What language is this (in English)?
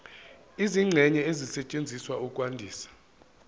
Zulu